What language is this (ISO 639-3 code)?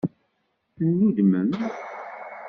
kab